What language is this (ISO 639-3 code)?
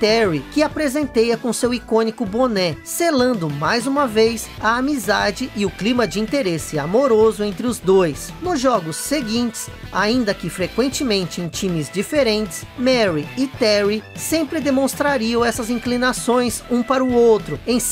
por